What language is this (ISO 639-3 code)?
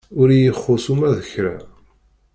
kab